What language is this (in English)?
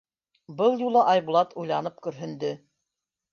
Bashkir